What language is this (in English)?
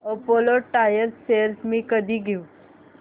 Marathi